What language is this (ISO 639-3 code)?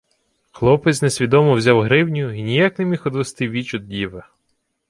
ukr